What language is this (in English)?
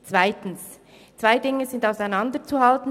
Swiss German